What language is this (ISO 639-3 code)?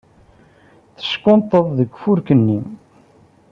kab